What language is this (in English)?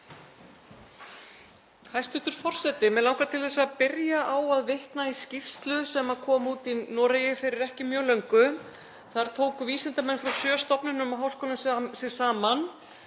Icelandic